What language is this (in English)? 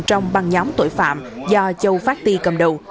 Vietnamese